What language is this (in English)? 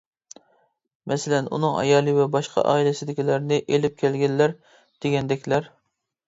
Uyghur